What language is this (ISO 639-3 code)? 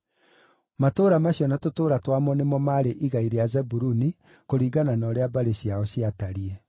kik